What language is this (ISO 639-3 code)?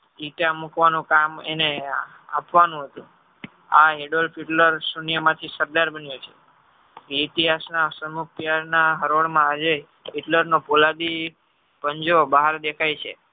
guj